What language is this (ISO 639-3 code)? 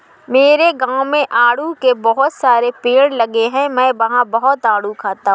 hin